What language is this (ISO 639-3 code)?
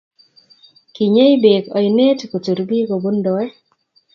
kln